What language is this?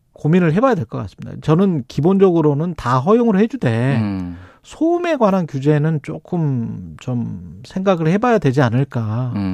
Korean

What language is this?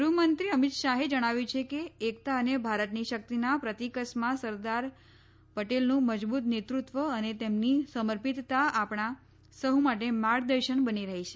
Gujarati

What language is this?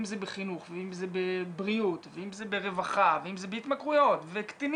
Hebrew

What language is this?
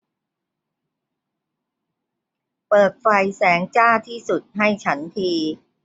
Thai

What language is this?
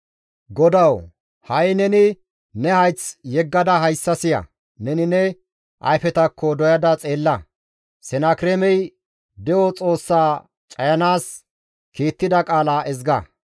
Gamo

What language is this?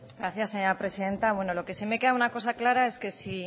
Spanish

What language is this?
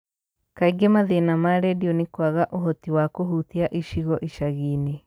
Kikuyu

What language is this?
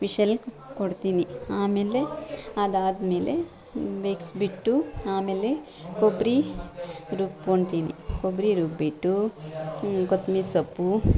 Kannada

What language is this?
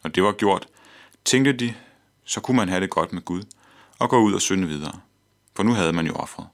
Danish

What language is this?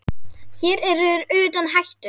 Icelandic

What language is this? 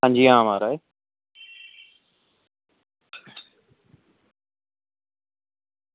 Dogri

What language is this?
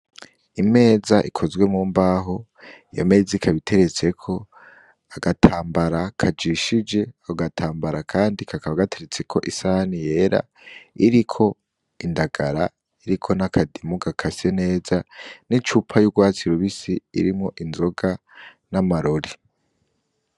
Rundi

